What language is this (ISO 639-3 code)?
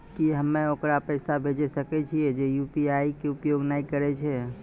mai